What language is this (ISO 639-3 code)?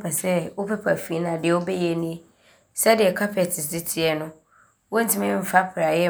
abr